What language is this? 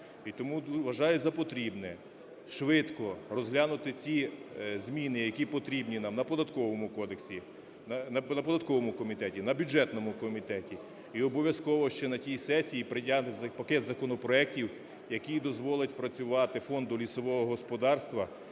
Ukrainian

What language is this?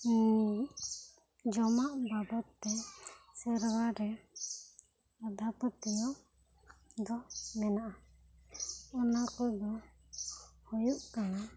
Santali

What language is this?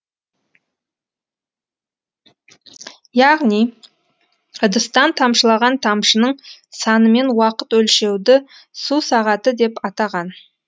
Kazakh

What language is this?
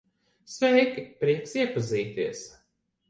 Latvian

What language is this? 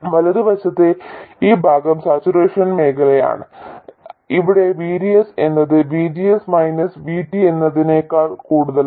Malayalam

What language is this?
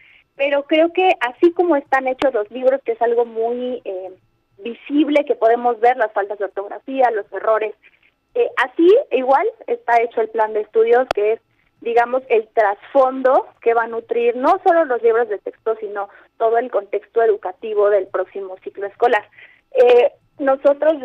Spanish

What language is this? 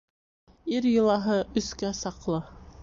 Bashkir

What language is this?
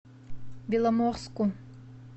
Russian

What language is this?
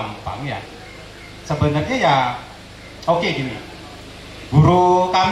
Indonesian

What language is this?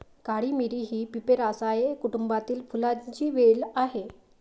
Marathi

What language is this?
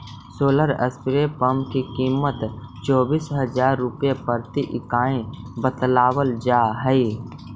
Magahi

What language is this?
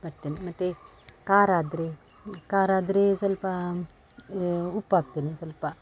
Kannada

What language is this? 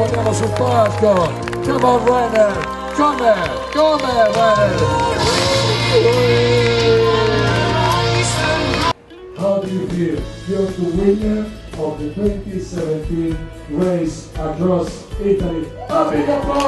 Italian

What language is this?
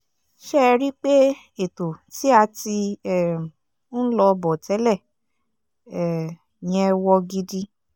Yoruba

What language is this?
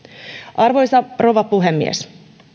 Finnish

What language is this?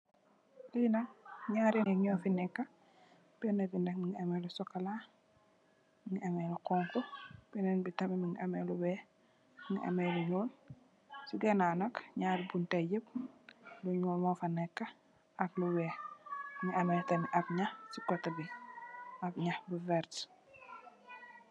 Wolof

